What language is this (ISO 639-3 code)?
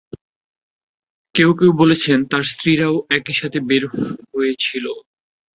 ben